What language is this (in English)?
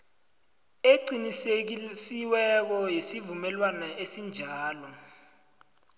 South Ndebele